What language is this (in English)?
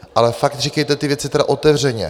Czech